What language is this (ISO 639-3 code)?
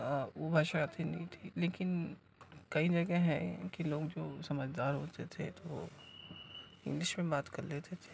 urd